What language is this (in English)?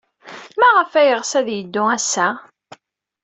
Kabyle